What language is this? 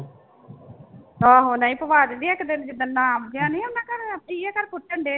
Punjabi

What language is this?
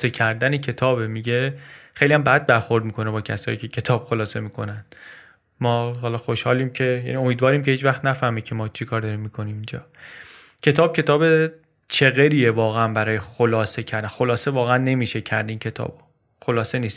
Persian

